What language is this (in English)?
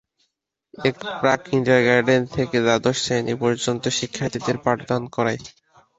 Bangla